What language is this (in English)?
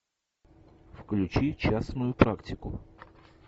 Russian